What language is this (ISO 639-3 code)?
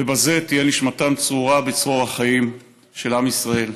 heb